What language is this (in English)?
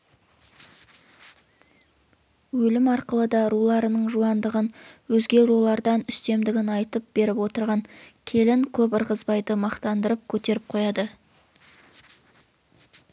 Kazakh